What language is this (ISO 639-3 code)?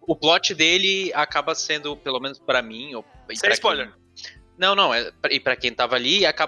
por